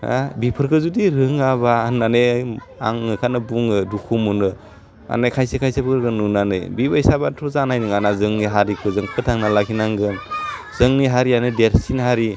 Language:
Bodo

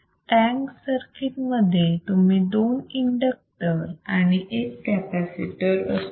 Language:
Marathi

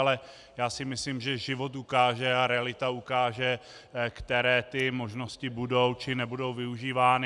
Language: Czech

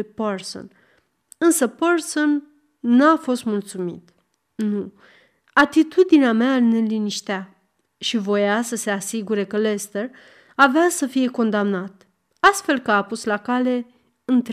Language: Romanian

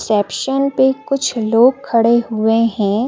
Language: Hindi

